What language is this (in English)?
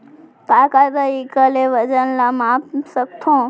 Chhattisgarhi